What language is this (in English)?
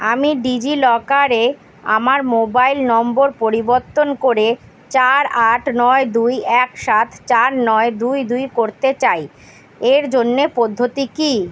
Bangla